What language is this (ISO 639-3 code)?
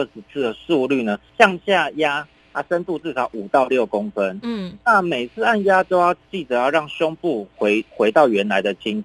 zho